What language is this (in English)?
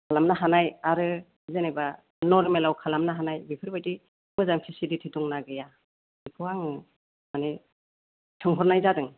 Bodo